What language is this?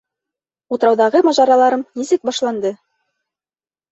Bashkir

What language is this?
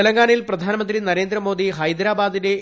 Malayalam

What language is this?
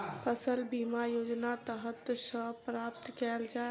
Maithili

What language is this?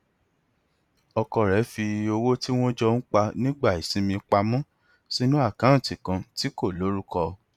Yoruba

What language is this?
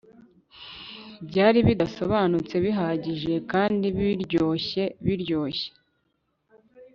Kinyarwanda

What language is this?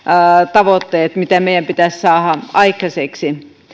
Finnish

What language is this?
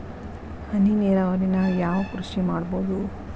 Kannada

